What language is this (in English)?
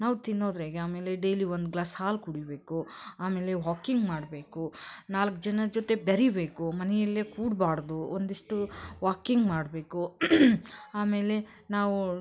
Kannada